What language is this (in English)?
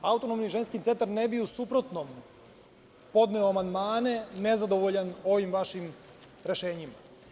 Serbian